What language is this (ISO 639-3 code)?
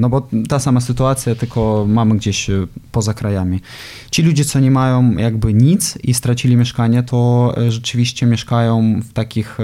pol